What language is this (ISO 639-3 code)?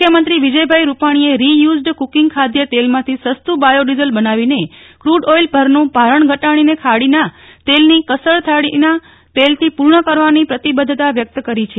guj